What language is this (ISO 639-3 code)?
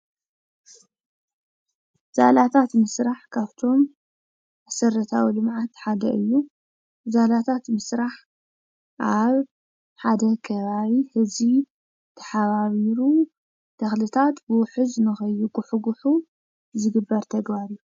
tir